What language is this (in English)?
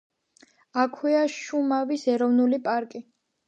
Georgian